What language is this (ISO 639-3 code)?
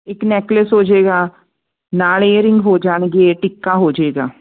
pan